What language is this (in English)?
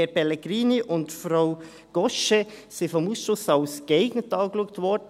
Swiss German